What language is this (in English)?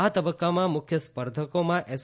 Gujarati